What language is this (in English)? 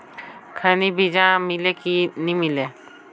Chhattisgarhi